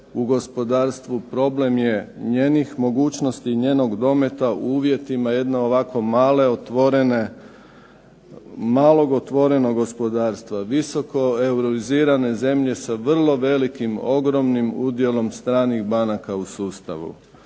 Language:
Croatian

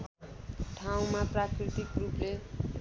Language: Nepali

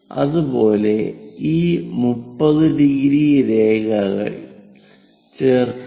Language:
Malayalam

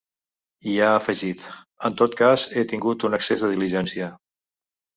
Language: Catalan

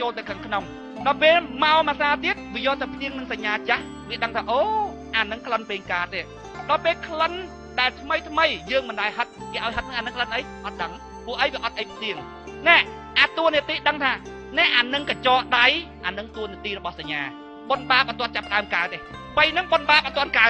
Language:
Thai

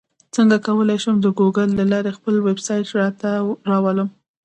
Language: Pashto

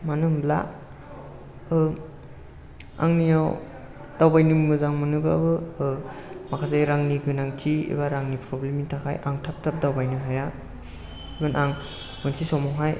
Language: Bodo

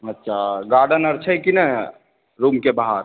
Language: Maithili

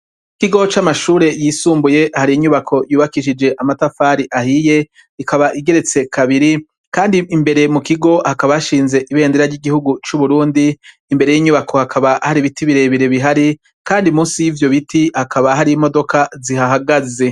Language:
Rundi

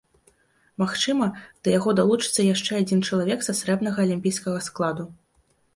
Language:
Belarusian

